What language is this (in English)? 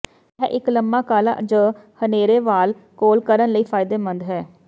Punjabi